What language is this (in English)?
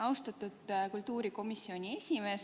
Estonian